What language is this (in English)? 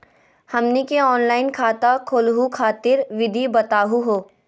Magahi